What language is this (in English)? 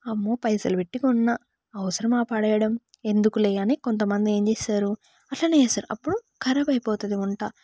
Telugu